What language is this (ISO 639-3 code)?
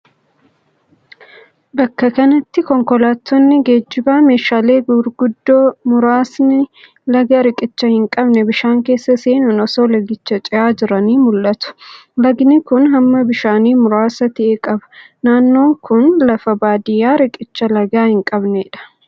orm